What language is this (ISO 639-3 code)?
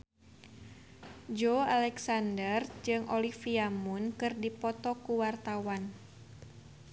sun